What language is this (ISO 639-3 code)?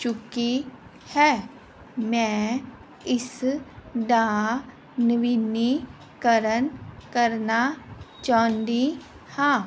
pan